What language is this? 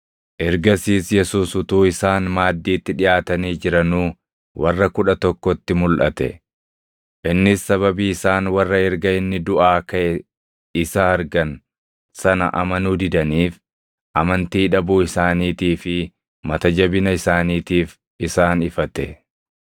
Oromo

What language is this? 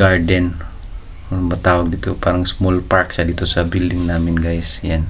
Filipino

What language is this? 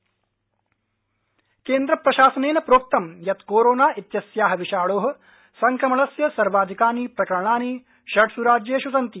Sanskrit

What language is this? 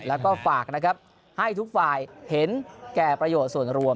Thai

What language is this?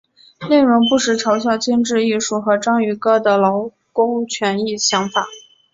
Chinese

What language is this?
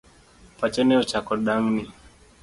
Luo (Kenya and Tanzania)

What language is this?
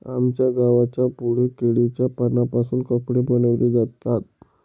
Marathi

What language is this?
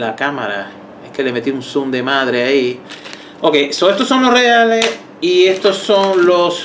Spanish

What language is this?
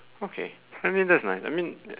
English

